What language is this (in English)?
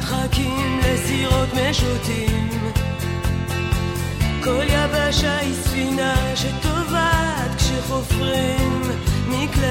Hebrew